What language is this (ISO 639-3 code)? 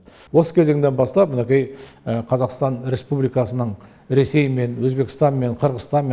kaz